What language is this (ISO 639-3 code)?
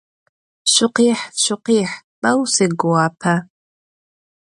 ady